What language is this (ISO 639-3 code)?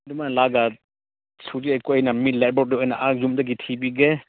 mni